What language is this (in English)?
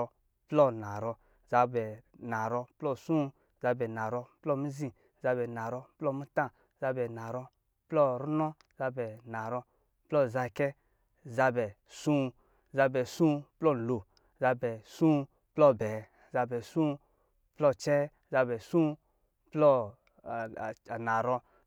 Lijili